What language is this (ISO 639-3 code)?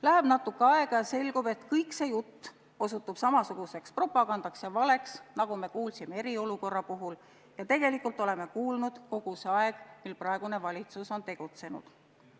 est